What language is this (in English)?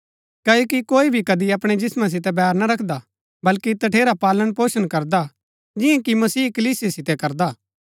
Gaddi